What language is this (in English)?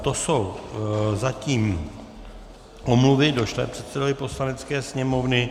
Czech